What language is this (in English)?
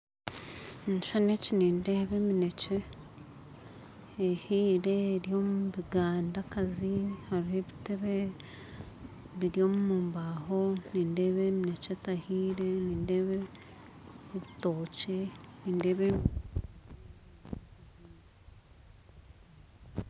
Nyankole